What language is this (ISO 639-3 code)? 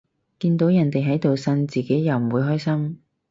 yue